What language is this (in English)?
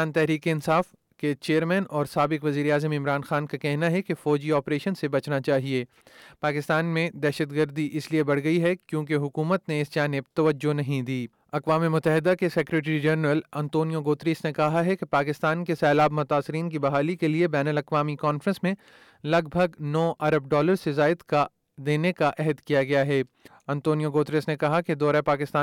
Urdu